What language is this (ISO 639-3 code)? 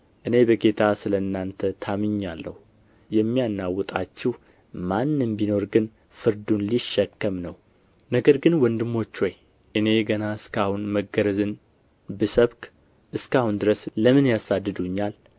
amh